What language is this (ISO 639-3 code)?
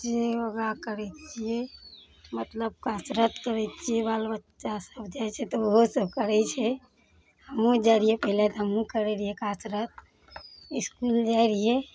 mai